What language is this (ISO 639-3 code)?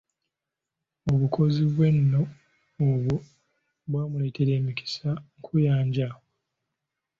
lug